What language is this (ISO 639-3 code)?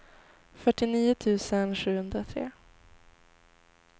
swe